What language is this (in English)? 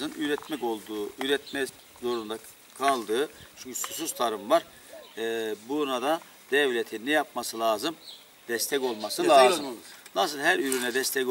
Turkish